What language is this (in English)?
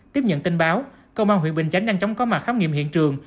Vietnamese